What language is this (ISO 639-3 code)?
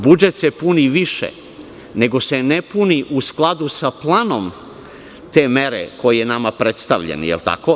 srp